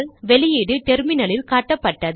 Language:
Tamil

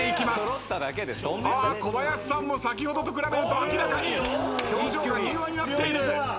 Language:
Japanese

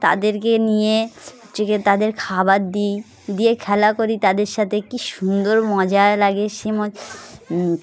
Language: Bangla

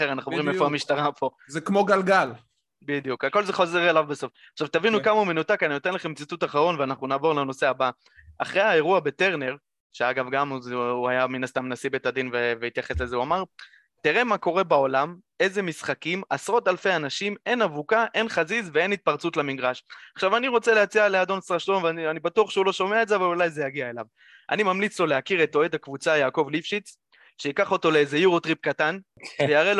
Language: Hebrew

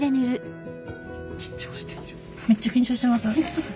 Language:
Japanese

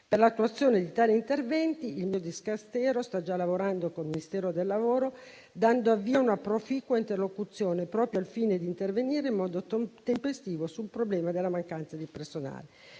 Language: Italian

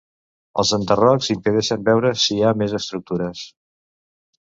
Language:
Catalan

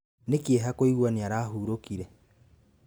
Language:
Kikuyu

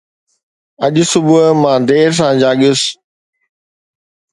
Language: Sindhi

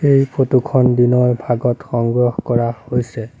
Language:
Assamese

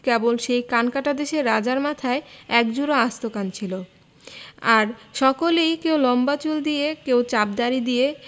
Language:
Bangla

